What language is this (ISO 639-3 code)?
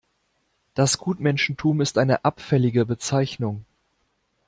deu